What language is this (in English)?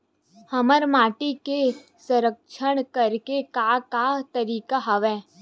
Chhattisgarhi